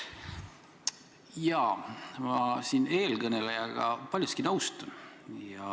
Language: Estonian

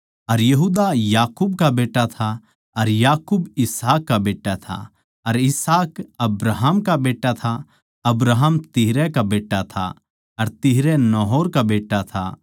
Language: Haryanvi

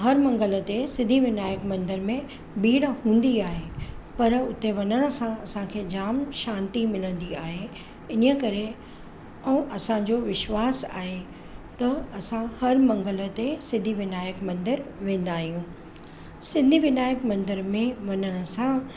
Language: Sindhi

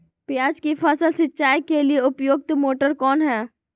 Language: Magahi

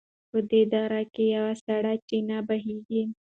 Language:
Pashto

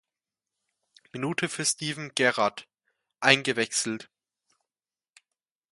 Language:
German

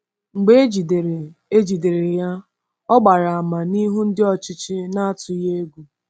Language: Igbo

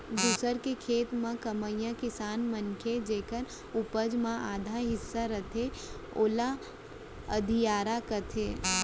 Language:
Chhattisgarhi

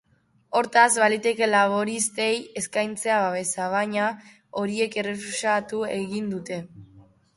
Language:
Basque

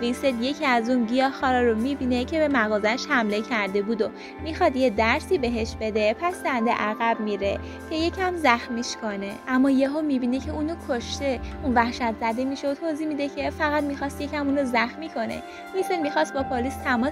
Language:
Persian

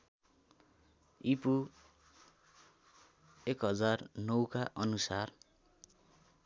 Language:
Nepali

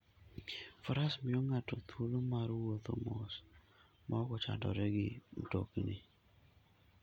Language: Luo (Kenya and Tanzania)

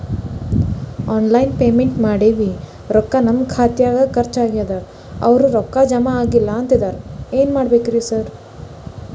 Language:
Kannada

